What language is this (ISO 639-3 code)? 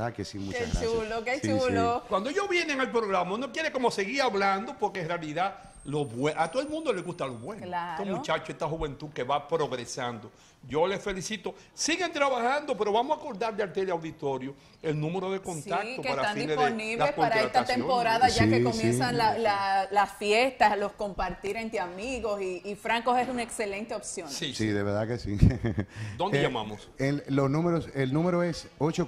spa